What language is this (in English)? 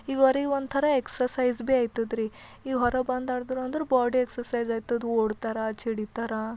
Kannada